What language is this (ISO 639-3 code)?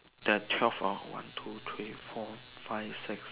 eng